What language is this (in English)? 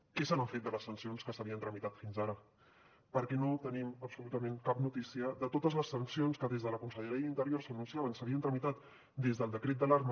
Catalan